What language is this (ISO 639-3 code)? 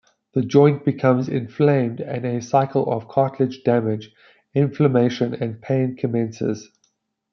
eng